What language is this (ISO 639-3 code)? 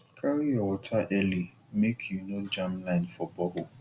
pcm